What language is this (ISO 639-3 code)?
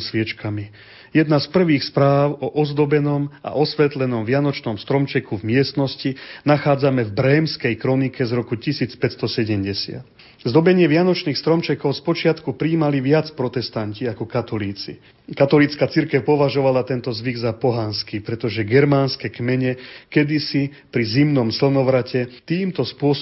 slk